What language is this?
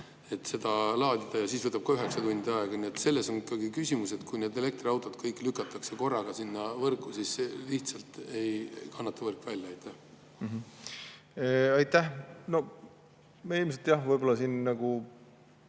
Estonian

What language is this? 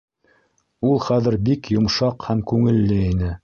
Bashkir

